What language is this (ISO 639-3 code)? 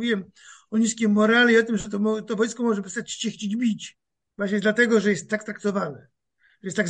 pol